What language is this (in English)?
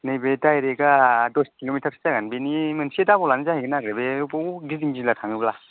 Bodo